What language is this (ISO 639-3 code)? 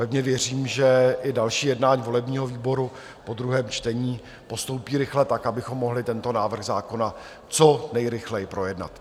ces